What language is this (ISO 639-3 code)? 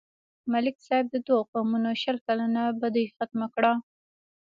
pus